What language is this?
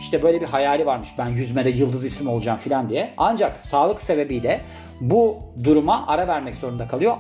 Turkish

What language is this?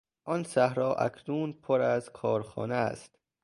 Persian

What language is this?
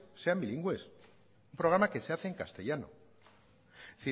Spanish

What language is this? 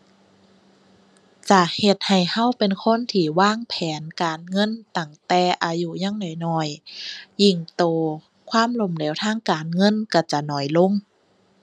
Thai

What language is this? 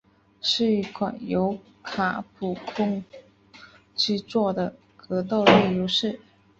Chinese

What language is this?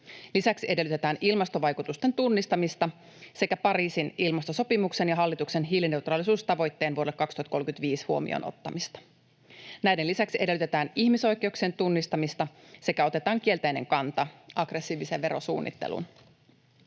Finnish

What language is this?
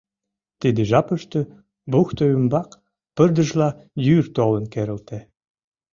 Mari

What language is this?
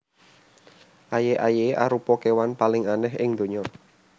Javanese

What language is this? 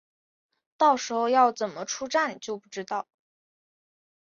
Chinese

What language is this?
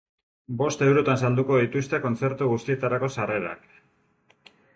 Basque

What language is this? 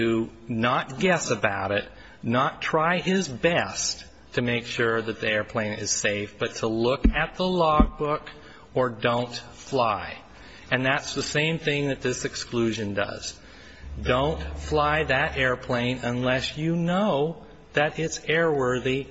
English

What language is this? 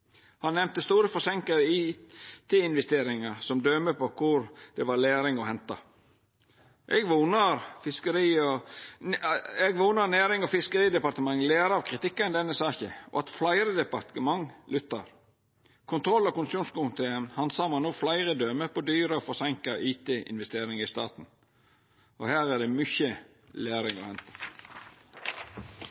Norwegian Nynorsk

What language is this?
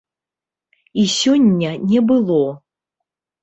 Belarusian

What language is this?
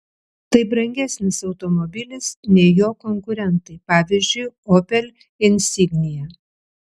Lithuanian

